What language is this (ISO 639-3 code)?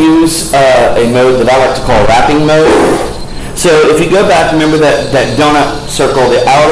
eng